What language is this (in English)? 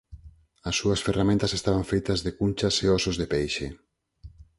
Galician